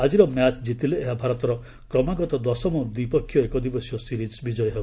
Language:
Odia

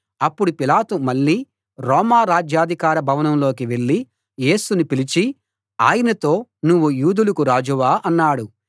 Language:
Telugu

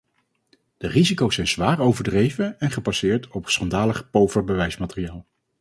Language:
Dutch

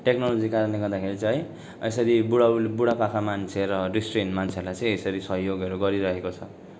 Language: Nepali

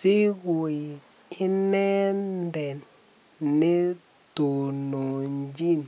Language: Kalenjin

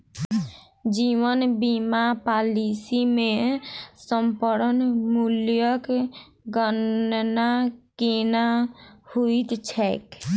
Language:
Maithili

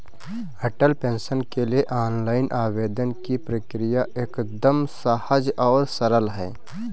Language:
Hindi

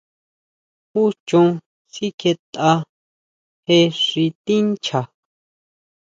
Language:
Huautla Mazatec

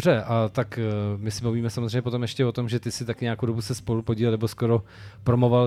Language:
Czech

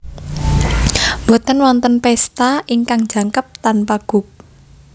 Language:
Javanese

